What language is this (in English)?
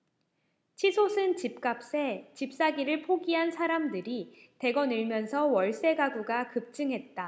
Korean